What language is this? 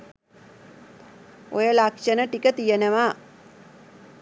Sinhala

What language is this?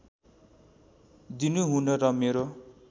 Nepali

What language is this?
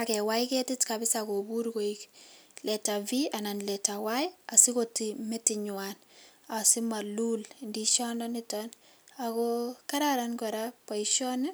Kalenjin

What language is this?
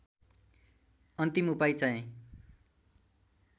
Nepali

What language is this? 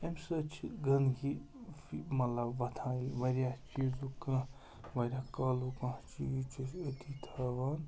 Kashmiri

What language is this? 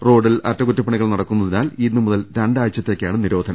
Malayalam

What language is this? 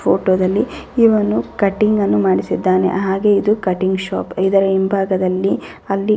Kannada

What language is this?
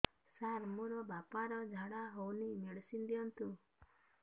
Odia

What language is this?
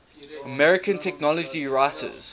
English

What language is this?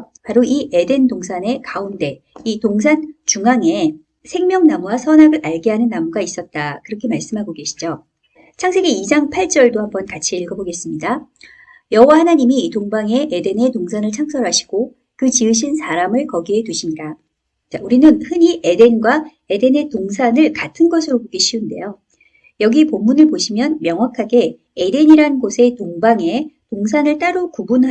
Korean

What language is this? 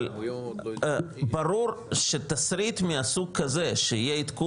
Hebrew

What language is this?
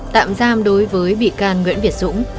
Vietnamese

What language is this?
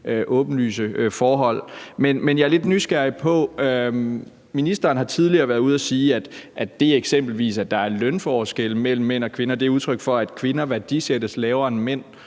Danish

